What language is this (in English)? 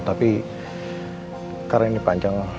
Indonesian